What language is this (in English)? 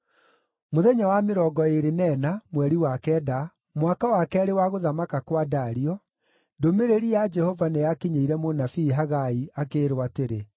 Kikuyu